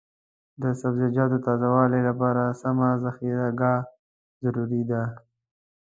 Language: Pashto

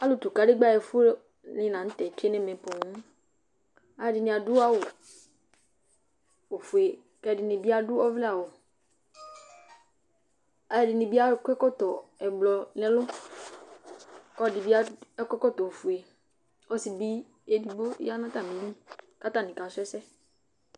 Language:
Ikposo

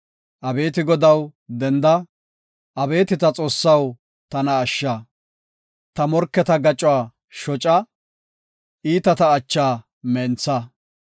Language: Gofa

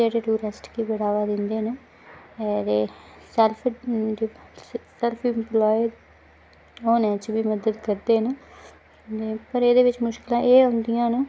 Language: Dogri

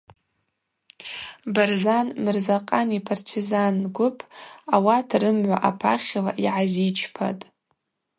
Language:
Abaza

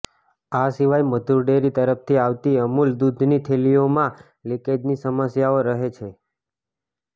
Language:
Gujarati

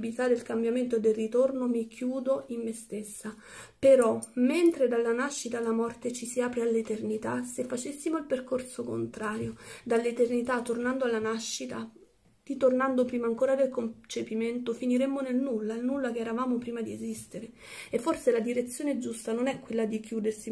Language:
Italian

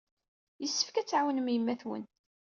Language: Kabyle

